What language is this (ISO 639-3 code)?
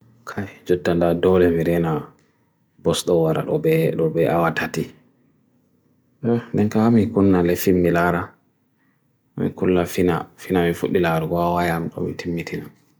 fui